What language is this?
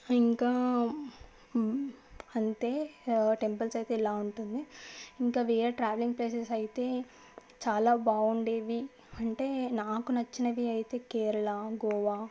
Telugu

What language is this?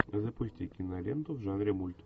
Russian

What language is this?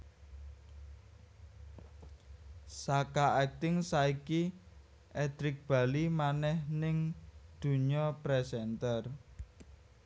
Javanese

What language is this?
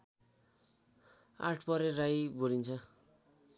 Nepali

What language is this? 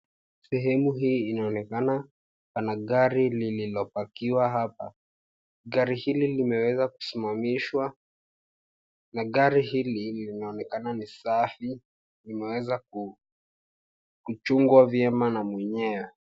Swahili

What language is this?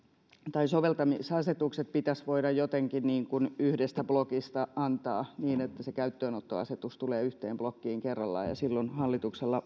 Finnish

